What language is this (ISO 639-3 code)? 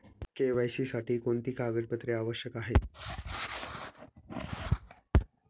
mar